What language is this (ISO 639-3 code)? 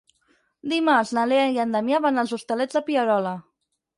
cat